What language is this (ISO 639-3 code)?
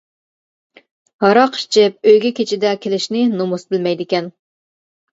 uig